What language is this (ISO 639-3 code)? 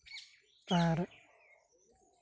sat